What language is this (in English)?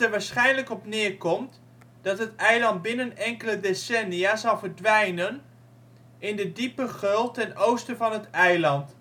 Dutch